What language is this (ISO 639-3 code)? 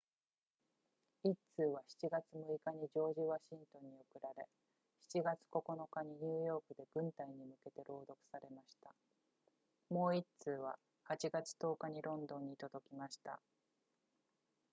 jpn